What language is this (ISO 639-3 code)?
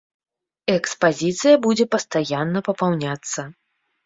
bel